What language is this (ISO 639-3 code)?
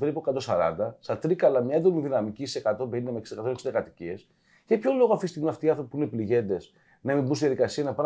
ell